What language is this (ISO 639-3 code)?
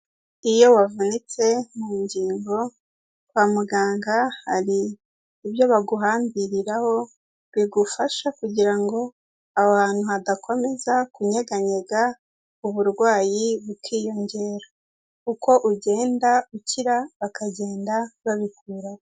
kin